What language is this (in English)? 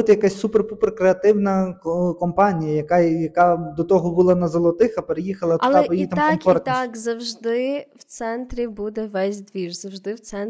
Ukrainian